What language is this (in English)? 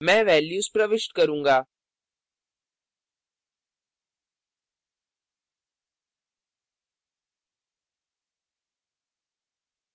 Hindi